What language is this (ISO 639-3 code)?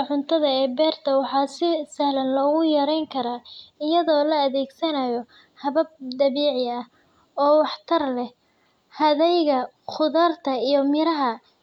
som